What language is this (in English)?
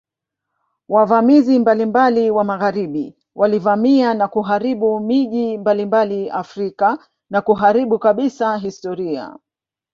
Swahili